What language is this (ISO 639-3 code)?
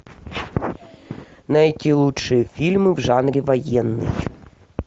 rus